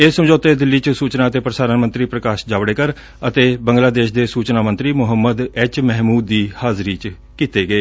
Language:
Punjabi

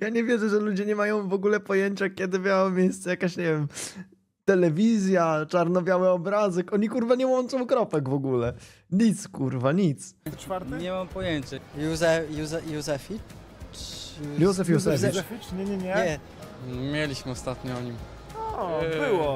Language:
Polish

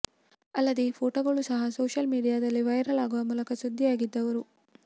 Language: Kannada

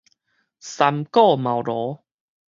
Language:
Min Nan Chinese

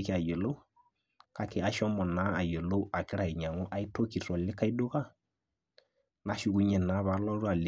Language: Masai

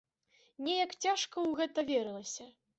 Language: Belarusian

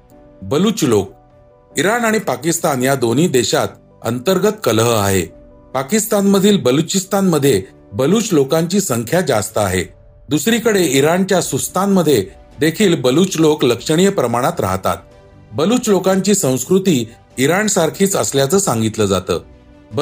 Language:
Marathi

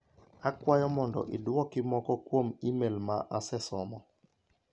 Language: Luo (Kenya and Tanzania)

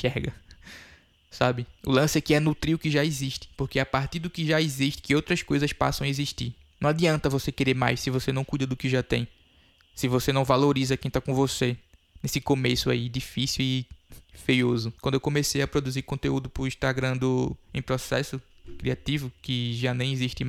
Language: Portuguese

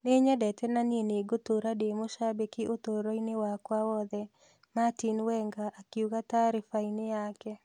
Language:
Kikuyu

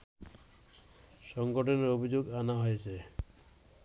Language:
Bangla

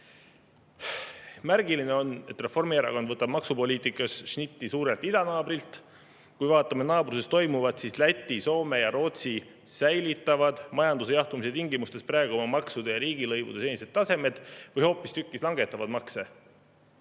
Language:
Estonian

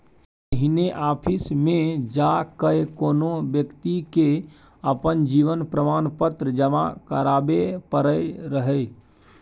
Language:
Maithili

